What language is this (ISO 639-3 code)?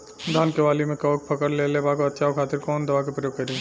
bho